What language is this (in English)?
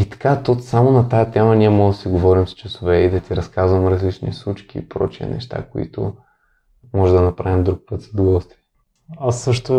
Bulgarian